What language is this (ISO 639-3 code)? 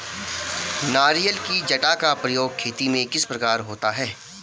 hin